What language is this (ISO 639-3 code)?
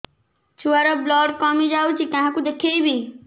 ori